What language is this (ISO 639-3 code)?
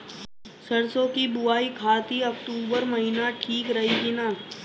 bho